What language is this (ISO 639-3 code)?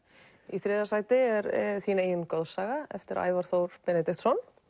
isl